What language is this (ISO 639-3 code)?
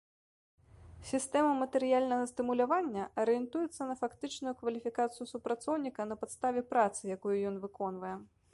bel